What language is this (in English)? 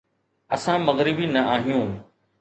Sindhi